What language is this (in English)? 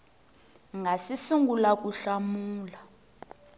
Tsonga